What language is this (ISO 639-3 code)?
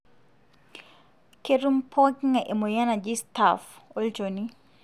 mas